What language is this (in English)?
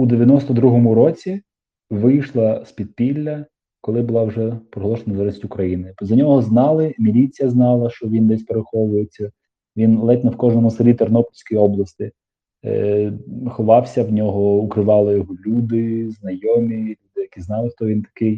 Ukrainian